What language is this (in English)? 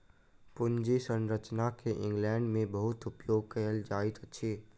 Maithili